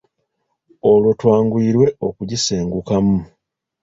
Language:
Ganda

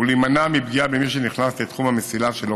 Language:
Hebrew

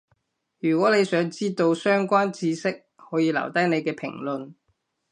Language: Cantonese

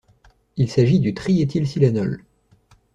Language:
French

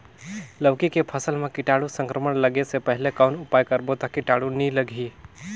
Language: Chhattisgarhi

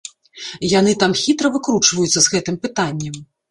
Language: Belarusian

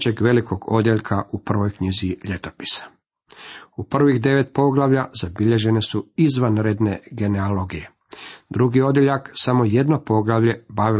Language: Croatian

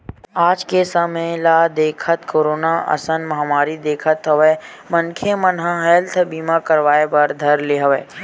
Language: Chhattisgarhi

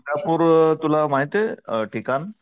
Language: Marathi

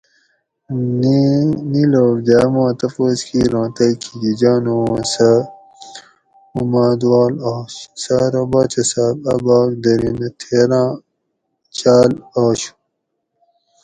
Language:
Gawri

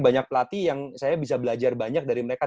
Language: Indonesian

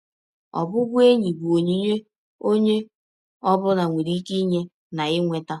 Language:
Igbo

